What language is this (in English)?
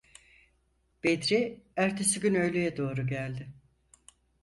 Turkish